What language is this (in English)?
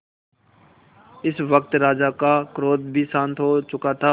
Hindi